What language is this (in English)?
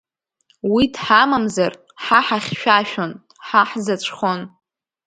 Abkhazian